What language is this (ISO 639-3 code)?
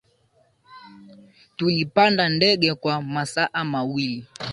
swa